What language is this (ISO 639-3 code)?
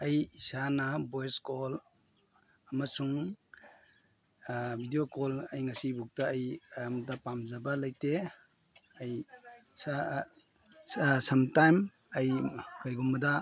mni